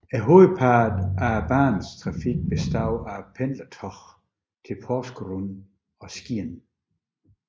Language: Danish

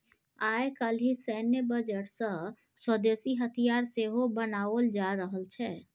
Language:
Maithili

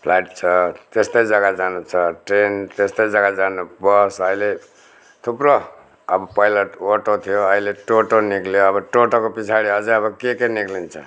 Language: Nepali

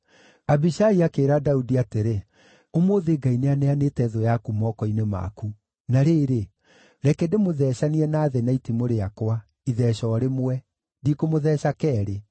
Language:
Kikuyu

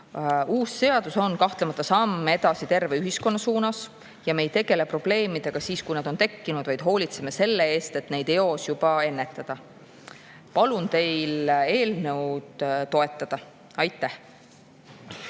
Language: Estonian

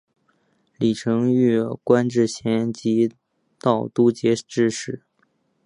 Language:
Chinese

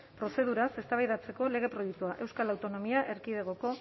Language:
Basque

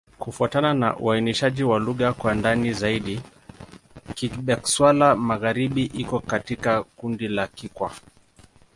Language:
Swahili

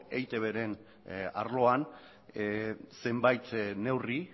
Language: Basque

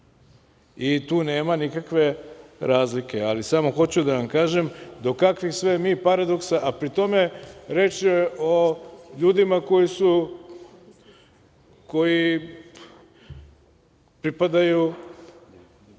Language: Serbian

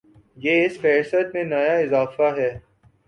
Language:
Urdu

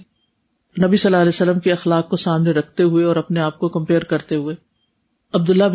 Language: Urdu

